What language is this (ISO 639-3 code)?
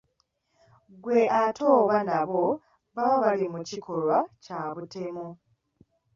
lug